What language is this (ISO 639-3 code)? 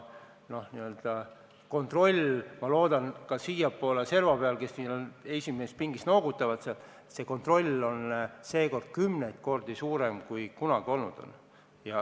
est